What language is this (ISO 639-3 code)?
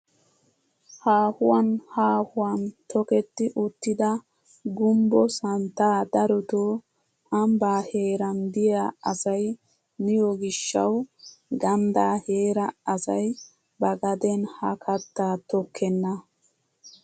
wal